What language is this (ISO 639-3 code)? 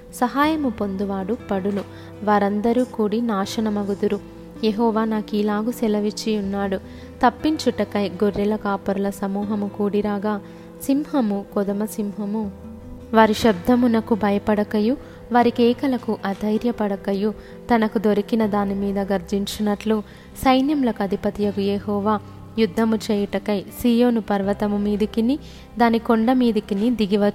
tel